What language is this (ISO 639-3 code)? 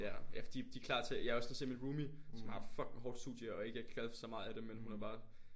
dan